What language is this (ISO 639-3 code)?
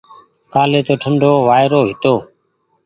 gig